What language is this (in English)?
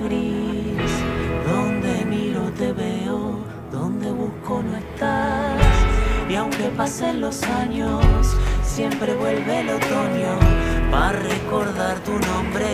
Spanish